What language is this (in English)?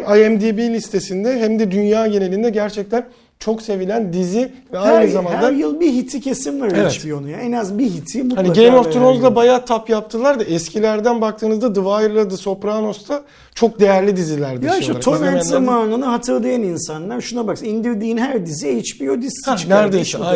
Turkish